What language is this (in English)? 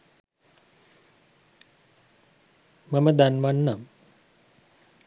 Sinhala